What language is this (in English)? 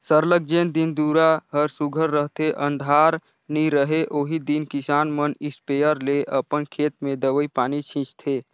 Chhattisgarhi